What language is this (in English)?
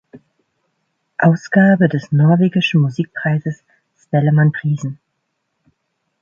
German